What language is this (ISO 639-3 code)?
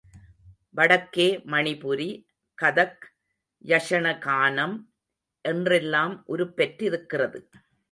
tam